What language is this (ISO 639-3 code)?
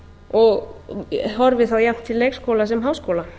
isl